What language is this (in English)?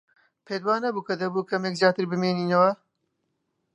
Central Kurdish